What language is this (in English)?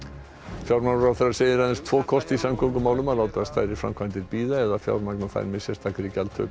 Icelandic